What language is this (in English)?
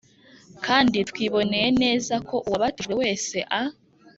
Kinyarwanda